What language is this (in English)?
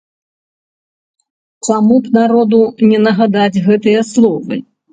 Belarusian